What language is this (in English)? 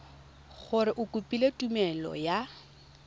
Tswana